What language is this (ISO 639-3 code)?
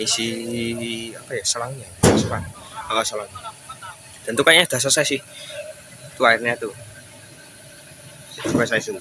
ind